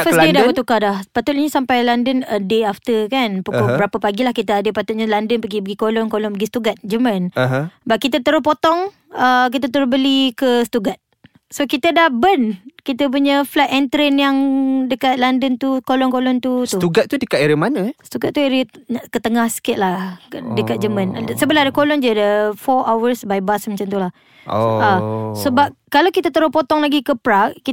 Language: Malay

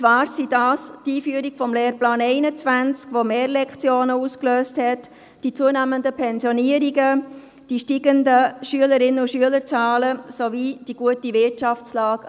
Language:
Swiss German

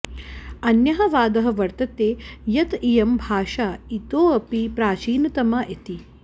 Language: Sanskrit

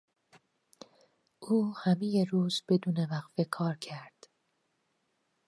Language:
Persian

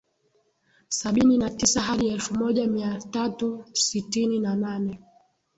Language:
Swahili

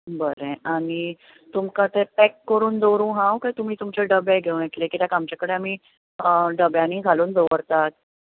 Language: Konkani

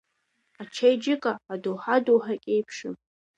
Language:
Abkhazian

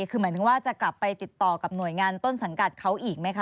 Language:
Thai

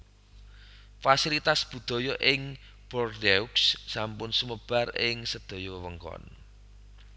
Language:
Javanese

